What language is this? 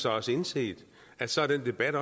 Danish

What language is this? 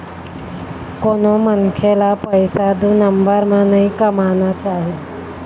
Chhattisgarhi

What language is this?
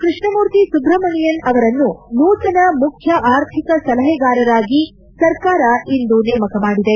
Kannada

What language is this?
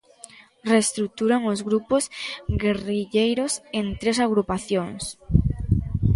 Galician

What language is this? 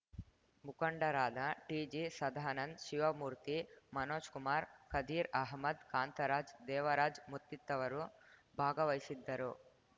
Kannada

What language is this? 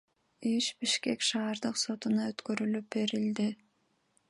Kyrgyz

